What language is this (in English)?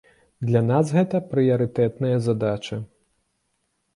Belarusian